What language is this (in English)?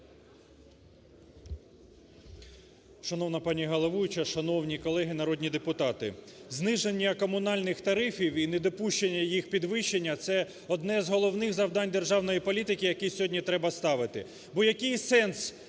Ukrainian